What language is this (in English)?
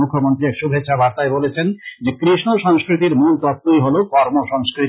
Bangla